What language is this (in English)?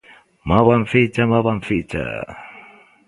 Galician